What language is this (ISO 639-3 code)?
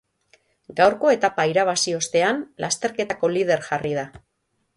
eus